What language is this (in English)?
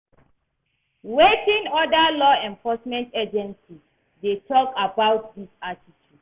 Nigerian Pidgin